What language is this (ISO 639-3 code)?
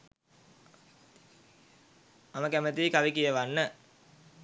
sin